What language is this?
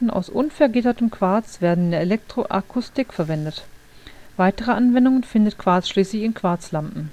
German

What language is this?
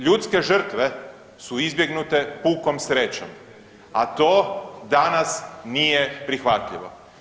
Croatian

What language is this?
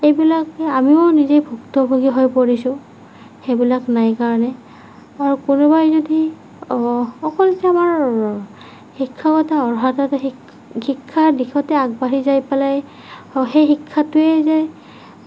Assamese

